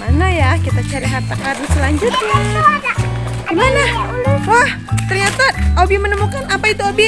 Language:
Indonesian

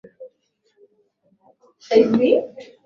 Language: Swahili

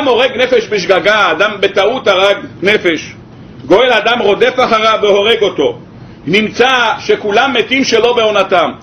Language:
Hebrew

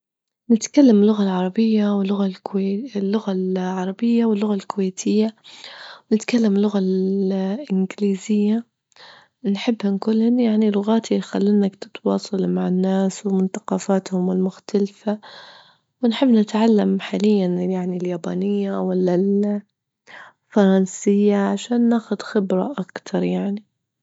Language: Libyan Arabic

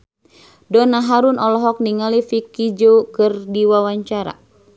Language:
Sundanese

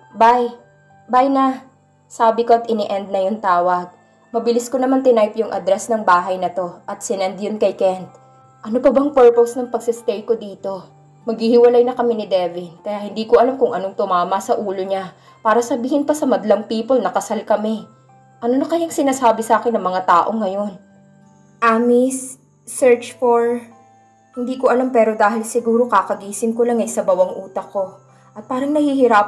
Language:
Filipino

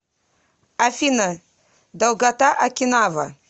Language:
Russian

